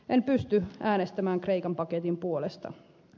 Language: Finnish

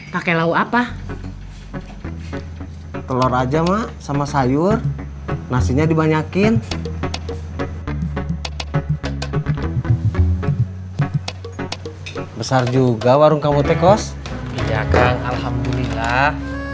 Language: Indonesian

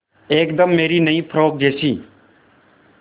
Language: Hindi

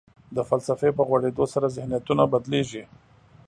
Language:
Pashto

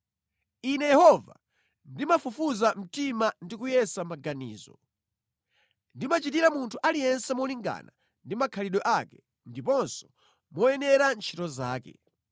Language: Nyanja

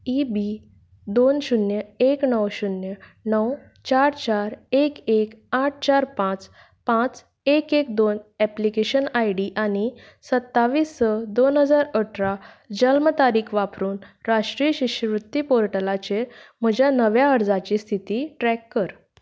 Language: Konkani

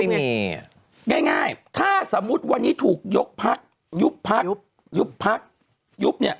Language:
Thai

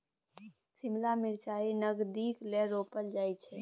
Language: Maithili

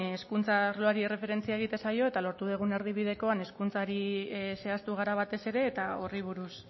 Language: Basque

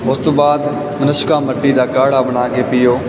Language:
Punjabi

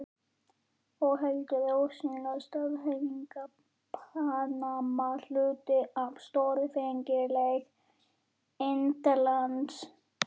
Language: Icelandic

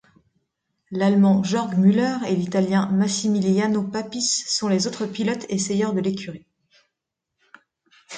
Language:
French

